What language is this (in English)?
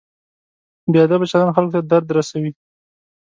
Pashto